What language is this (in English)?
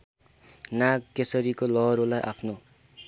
Nepali